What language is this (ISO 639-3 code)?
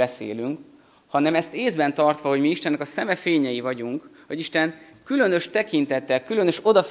hun